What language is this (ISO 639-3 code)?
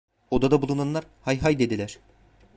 tur